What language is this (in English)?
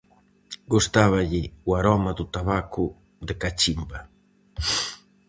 Galician